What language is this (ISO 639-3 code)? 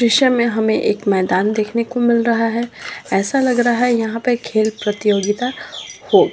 mag